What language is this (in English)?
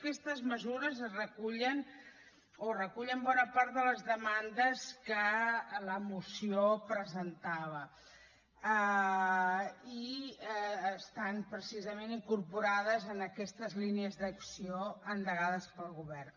Catalan